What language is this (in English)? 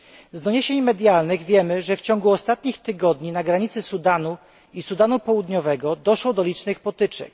Polish